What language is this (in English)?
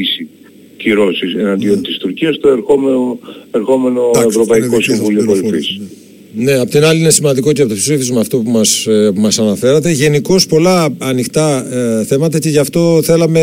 Greek